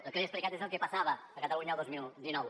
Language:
Catalan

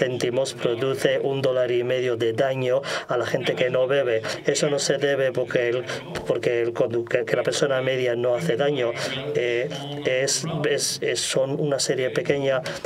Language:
Spanish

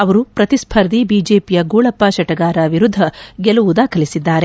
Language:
Kannada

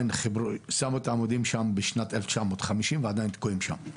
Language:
Hebrew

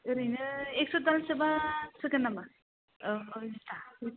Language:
Bodo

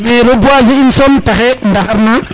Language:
Serer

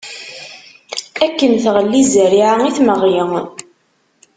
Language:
Kabyle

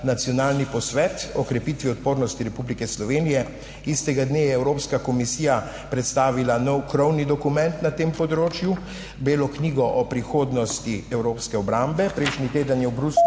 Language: Slovenian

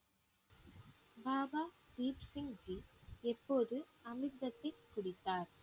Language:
Tamil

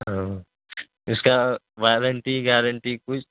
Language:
Urdu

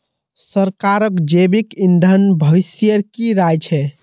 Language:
Magahi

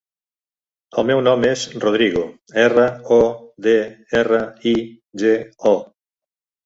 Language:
Catalan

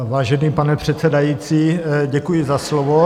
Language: Czech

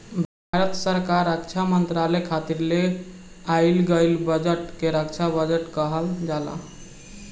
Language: Bhojpuri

